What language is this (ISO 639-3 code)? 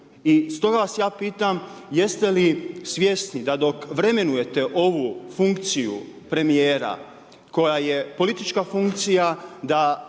hrv